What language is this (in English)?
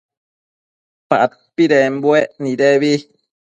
Matsés